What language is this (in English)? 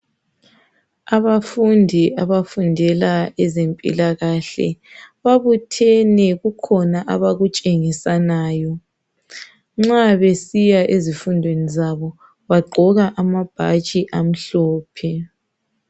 North Ndebele